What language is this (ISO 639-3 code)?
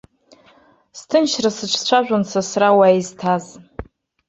abk